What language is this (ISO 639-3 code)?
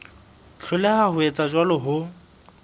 sot